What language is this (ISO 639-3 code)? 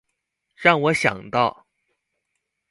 zho